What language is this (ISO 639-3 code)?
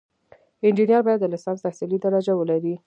pus